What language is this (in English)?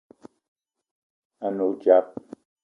Eton (Cameroon)